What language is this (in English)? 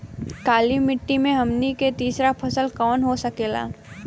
Bhojpuri